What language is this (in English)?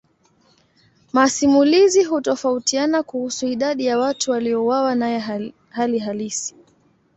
Swahili